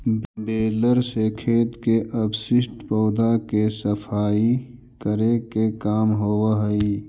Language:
Magahi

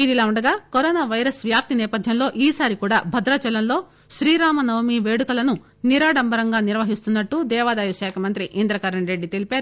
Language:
Telugu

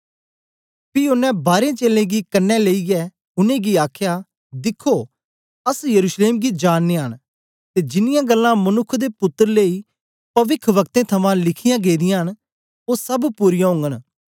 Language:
Dogri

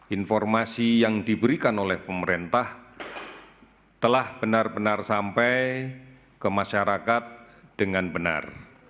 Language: Indonesian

